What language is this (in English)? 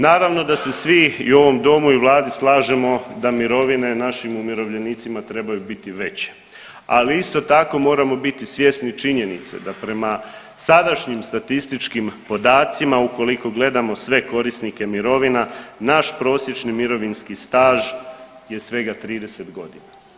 Croatian